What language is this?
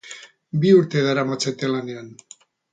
Basque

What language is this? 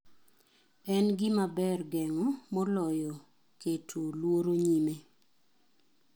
Luo (Kenya and Tanzania)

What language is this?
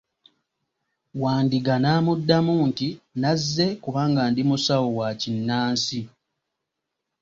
Ganda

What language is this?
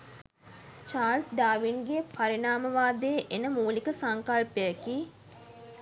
Sinhala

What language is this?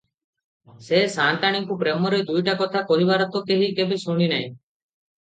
Odia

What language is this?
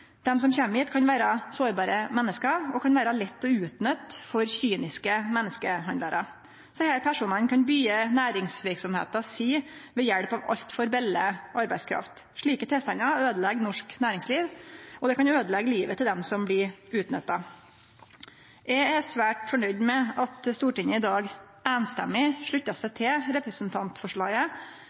Norwegian Nynorsk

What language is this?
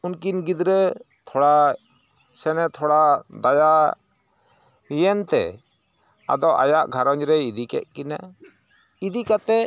Santali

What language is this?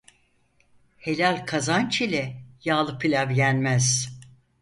Turkish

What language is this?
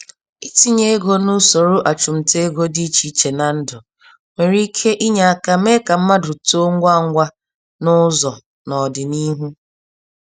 Igbo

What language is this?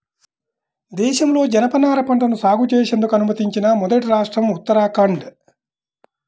Telugu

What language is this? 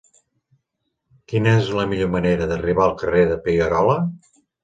Catalan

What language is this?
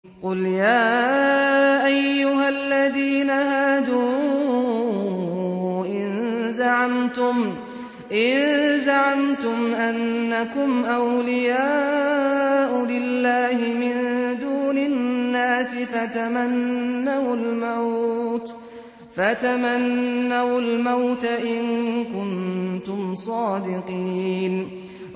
Arabic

